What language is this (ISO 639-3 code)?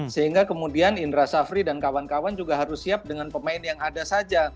ind